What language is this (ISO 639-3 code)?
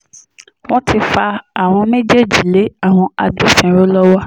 yor